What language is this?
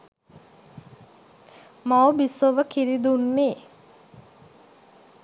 Sinhala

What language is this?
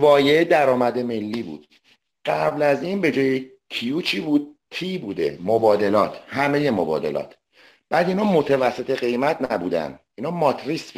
Persian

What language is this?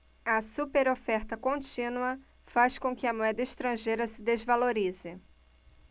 Portuguese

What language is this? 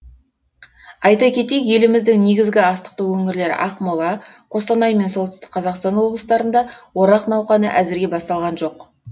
Kazakh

